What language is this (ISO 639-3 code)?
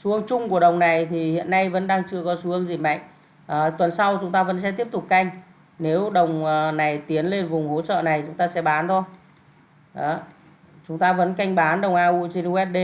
vie